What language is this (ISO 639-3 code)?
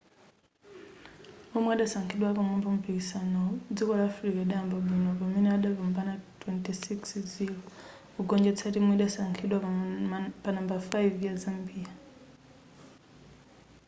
nya